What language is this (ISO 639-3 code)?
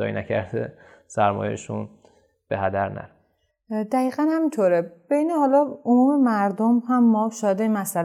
fas